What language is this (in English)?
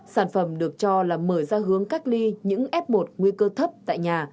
Vietnamese